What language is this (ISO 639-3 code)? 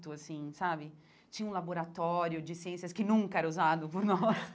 por